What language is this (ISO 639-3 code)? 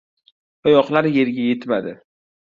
uzb